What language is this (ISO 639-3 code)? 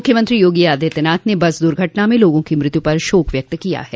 hin